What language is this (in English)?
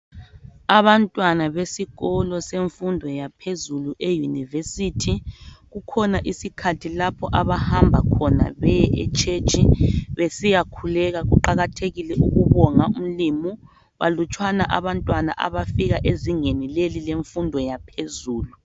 North Ndebele